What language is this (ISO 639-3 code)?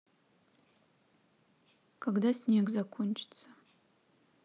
rus